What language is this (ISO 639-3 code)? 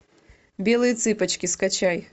rus